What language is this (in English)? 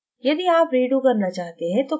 Hindi